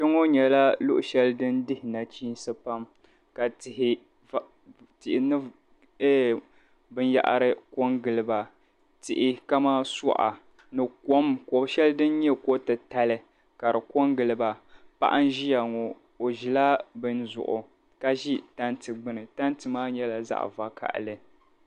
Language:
Dagbani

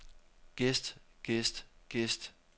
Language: Danish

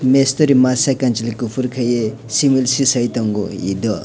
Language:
Kok Borok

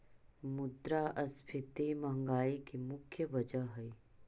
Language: Magahi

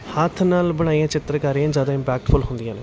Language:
Punjabi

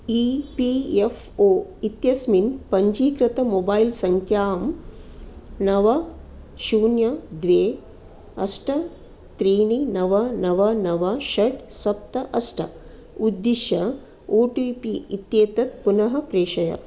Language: Sanskrit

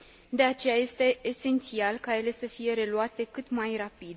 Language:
Romanian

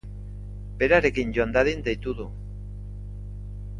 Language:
Basque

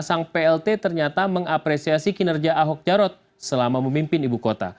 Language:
Indonesian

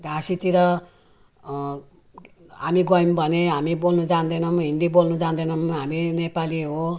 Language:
Nepali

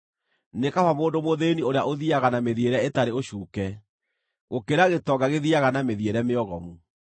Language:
Kikuyu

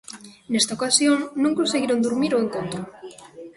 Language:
Galician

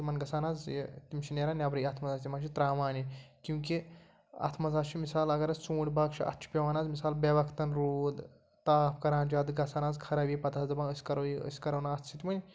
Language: Kashmiri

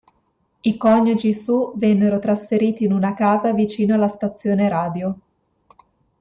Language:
Italian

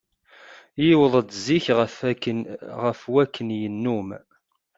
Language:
Kabyle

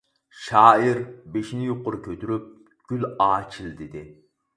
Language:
Uyghur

